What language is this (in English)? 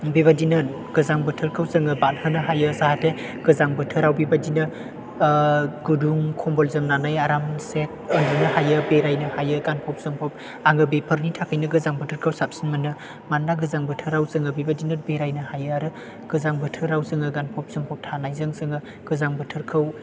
Bodo